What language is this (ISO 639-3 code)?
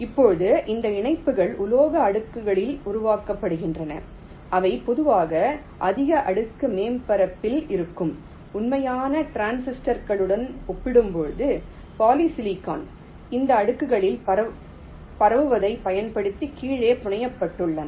tam